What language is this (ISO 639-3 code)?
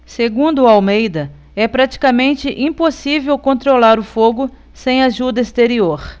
por